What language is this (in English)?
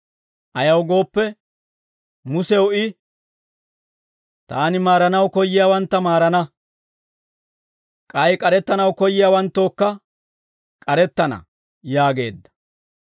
Dawro